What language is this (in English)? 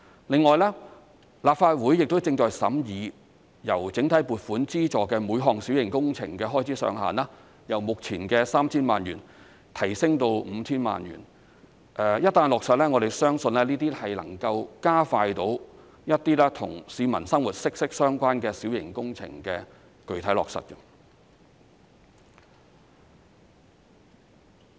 Cantonese